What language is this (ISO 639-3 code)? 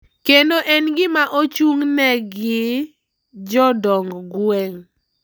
luo